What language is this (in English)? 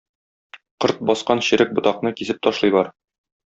Tatar